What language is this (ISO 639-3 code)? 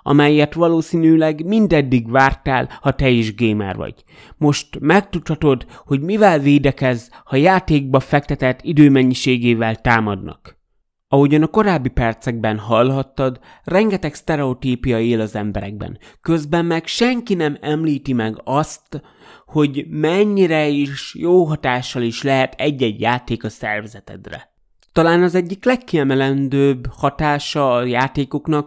hun